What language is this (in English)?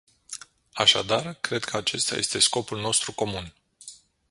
Romanian